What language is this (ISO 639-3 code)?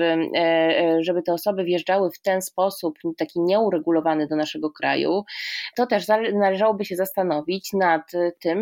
pol